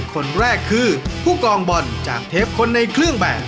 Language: Thai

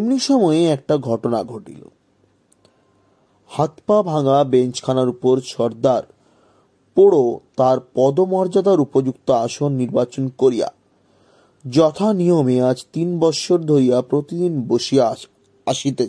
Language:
Bangla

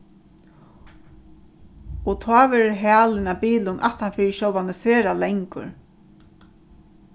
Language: Faroese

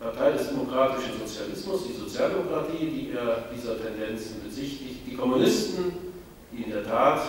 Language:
German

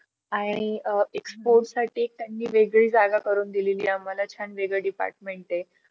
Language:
Marathi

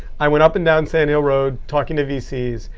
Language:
English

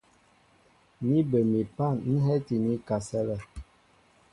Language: Mbo (Cameroon)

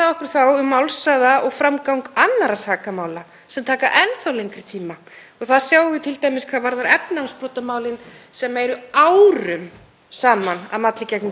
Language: Icelandic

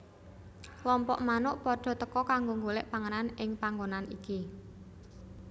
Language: Javanese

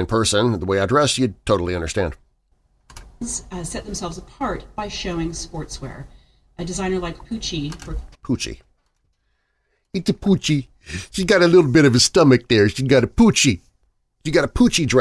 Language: English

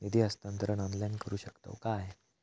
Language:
Marathi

